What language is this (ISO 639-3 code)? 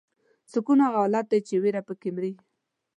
pus